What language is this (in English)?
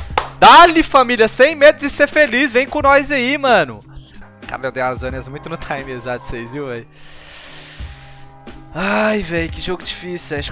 Portuguese